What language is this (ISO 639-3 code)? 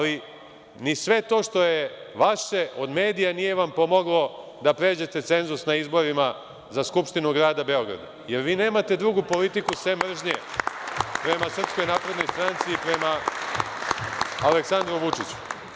srp